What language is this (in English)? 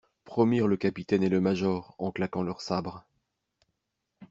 French